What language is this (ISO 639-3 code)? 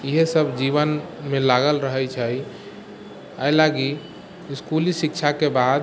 mai